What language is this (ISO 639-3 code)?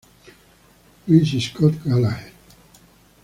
spa